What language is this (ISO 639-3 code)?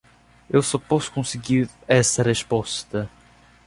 por